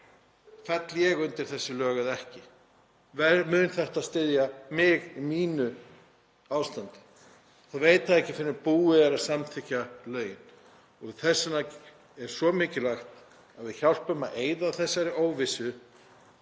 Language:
Icelandic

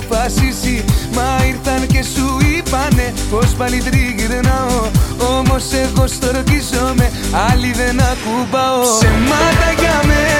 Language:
Greek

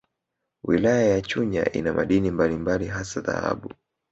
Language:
Swahili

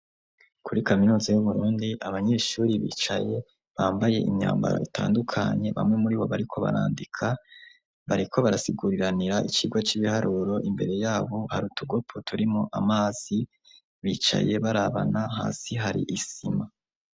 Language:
Rundi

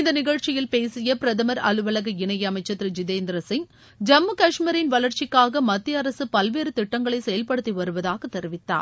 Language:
Tamil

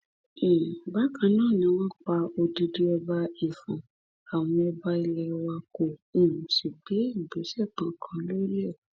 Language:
Yoruba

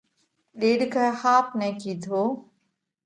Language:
Parkari Koli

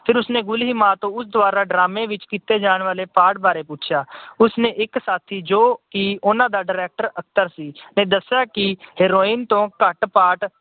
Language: Punjabi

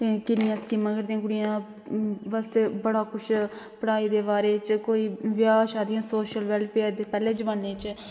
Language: Dogri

